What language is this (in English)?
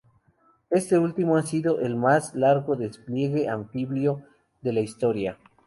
Spanish